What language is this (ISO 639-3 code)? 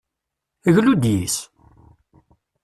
kab